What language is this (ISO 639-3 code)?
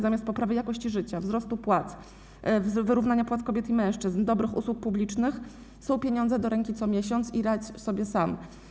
pol